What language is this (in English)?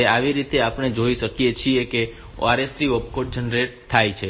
Gujarati